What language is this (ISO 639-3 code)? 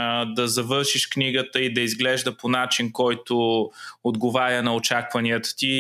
bul